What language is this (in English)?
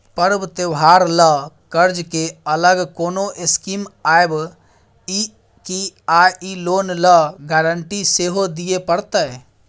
Maithili